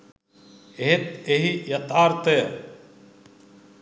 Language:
Sinhala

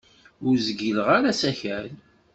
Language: Kabyle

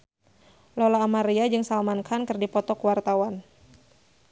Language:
Sundanese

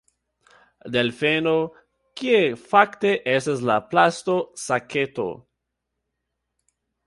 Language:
Esperanto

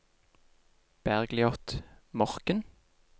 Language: Norwegian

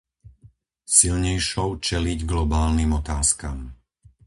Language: Slovak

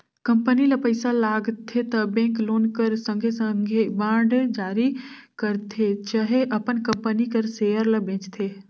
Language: Chhattisgarhi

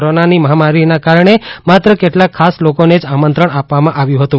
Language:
Gujarati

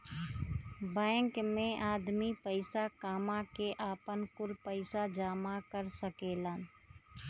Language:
Bhojpuri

